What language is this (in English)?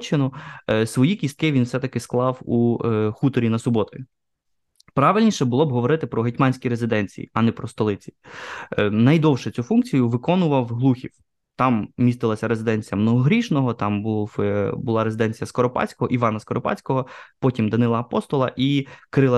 Ukrainian